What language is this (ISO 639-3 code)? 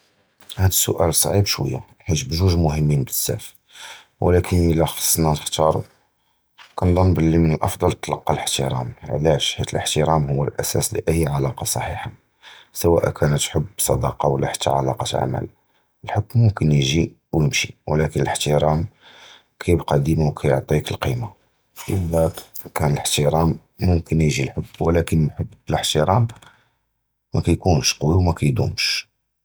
jrb